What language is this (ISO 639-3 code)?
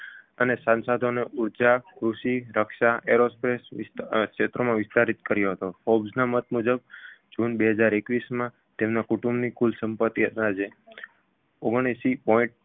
guj